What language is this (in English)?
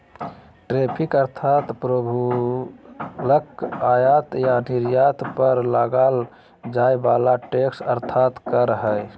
Magahi